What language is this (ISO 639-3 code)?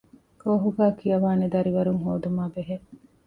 div